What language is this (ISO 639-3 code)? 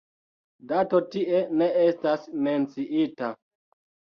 epo